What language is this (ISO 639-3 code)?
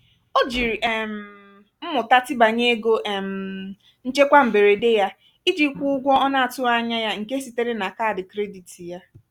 ibo